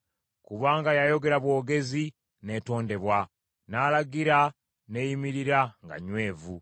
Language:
Ganda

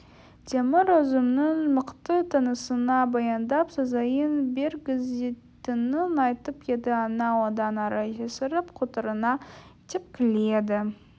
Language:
Kazakh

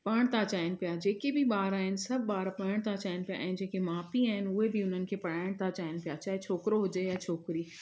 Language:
Sindhi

